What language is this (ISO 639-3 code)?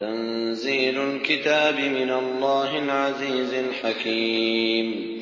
ara